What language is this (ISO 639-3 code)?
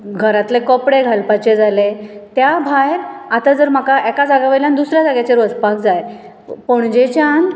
kok